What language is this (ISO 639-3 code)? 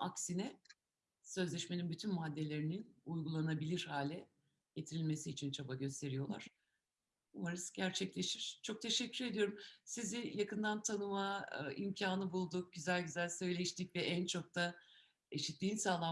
tur